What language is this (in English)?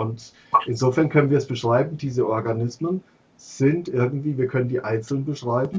German